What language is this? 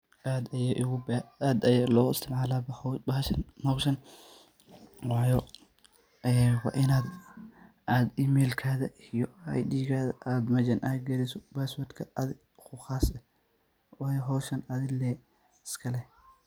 Somali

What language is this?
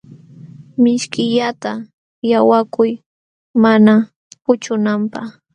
Jauja Wanca Quechua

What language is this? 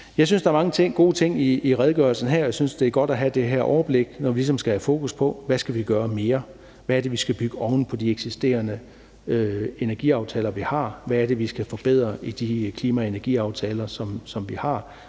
Danish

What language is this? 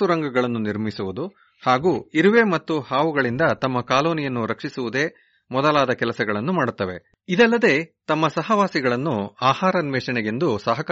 Kannada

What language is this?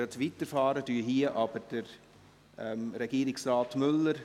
Swiss German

